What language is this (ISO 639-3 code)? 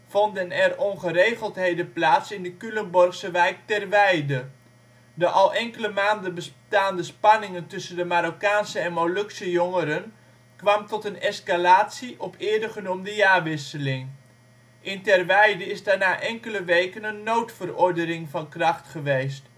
nld